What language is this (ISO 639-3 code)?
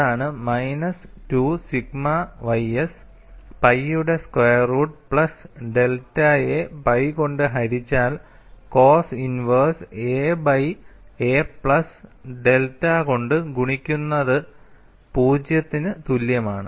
mal